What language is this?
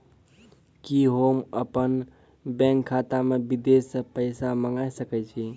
Maithili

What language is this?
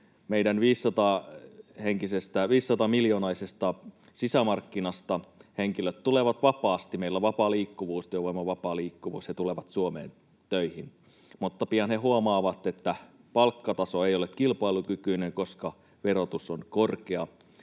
Finnish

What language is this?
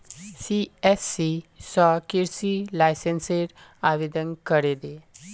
Magahi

